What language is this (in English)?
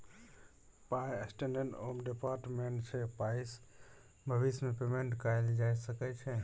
Maithili